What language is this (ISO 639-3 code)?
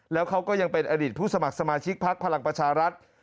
tha